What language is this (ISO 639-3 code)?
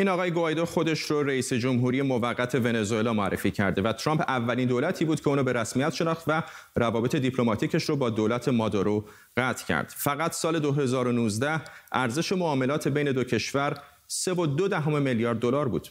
fas